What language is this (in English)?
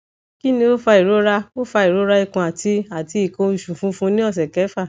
Yoruba